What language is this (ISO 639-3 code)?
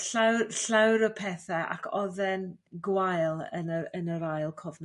cym